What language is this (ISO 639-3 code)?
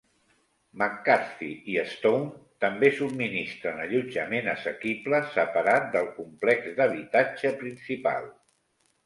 cat